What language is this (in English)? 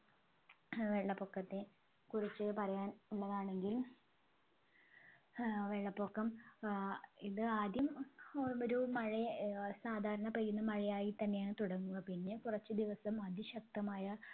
Malayalam